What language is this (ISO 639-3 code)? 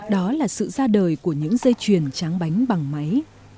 vie